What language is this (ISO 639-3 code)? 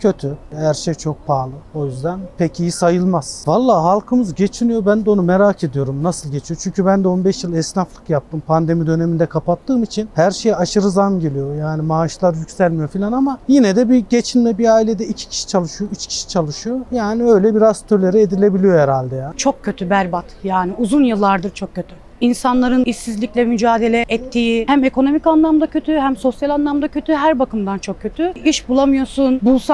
tur